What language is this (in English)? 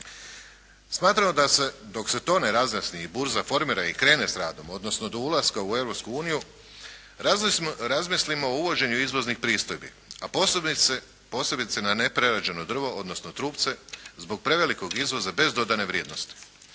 Croatian